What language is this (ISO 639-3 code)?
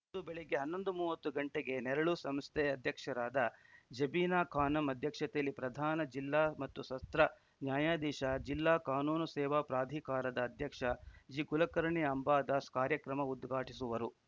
kan